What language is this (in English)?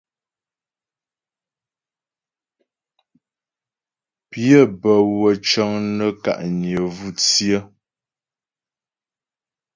Ghomala